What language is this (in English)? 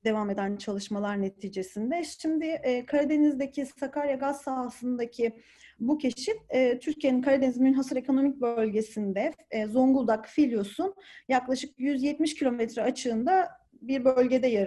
Turkish